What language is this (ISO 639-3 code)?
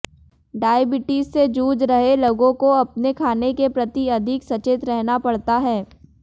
hin